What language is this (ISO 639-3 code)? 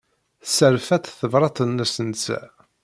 kab